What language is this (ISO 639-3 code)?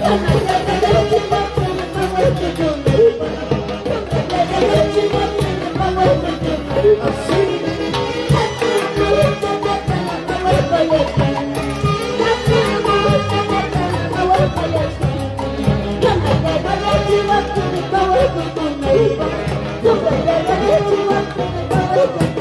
spa